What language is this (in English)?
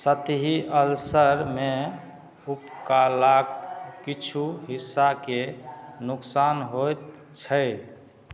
Maithili